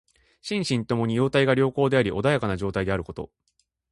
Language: Japanese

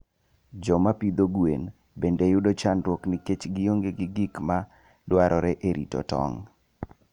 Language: Luo (Kenya and Tanzania)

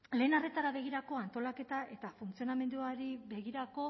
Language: Basque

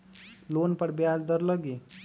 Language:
Magahi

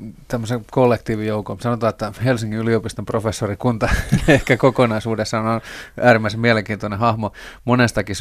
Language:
Finnish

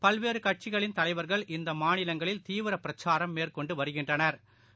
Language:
Tamil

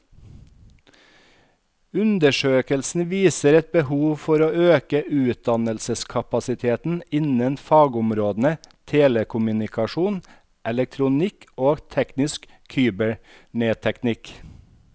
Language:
Norwegian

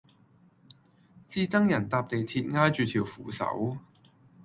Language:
Cantonese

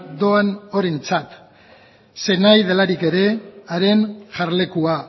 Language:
Basque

